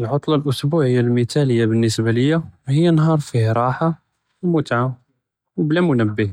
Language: Judeo-Arabic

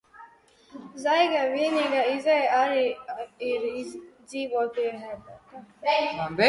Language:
Latvian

